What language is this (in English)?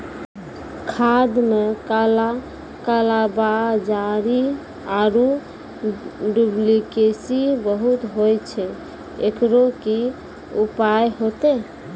Maithili